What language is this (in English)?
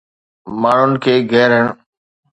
Sindhi